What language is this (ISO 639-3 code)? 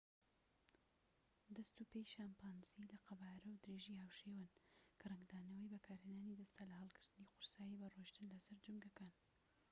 ckb